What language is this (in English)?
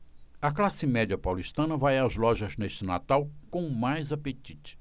Portuguese